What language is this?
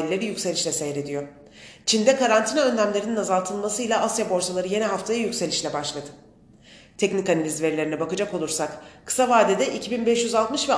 Turkish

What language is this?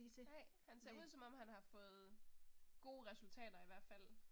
Danish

